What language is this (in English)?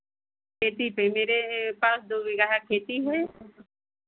Hindi